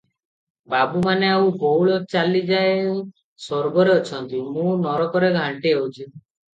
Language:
Odia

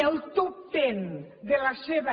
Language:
Catalan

